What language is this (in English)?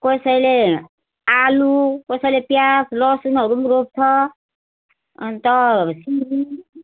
Nepali